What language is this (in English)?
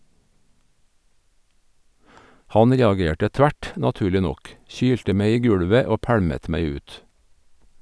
Norwegian